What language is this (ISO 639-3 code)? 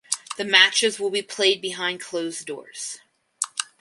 eng